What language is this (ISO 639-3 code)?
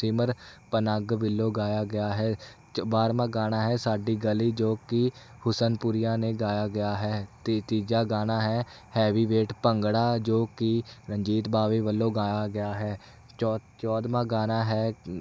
pan